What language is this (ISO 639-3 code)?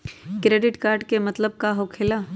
mag